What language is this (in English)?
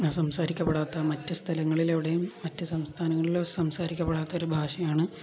Malayalam